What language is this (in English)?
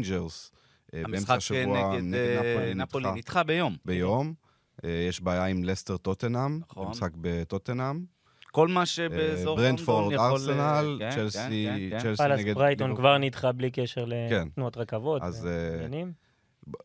Hebrew